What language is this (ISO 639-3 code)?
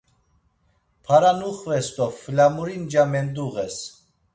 lzz